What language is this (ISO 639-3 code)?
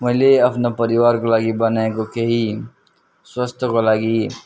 nep